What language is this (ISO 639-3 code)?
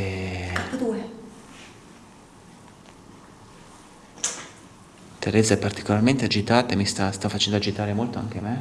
ita